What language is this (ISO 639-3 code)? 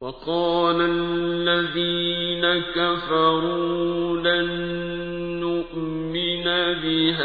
ara